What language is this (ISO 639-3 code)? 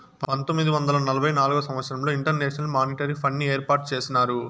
tel